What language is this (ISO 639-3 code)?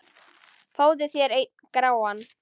isl